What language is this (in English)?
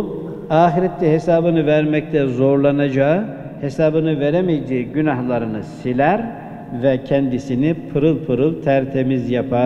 Turkish